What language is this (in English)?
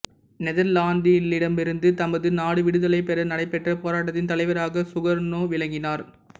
Tamil